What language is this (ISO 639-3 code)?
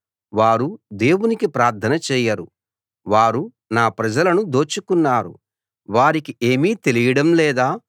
tel